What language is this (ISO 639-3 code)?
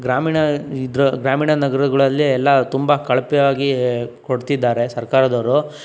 kan